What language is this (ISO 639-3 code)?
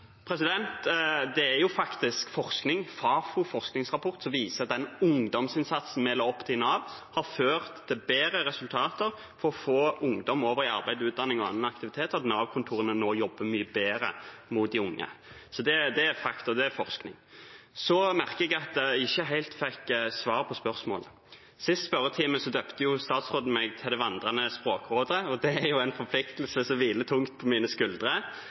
nob